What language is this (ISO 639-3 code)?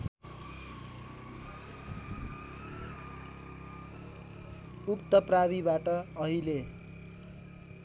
nep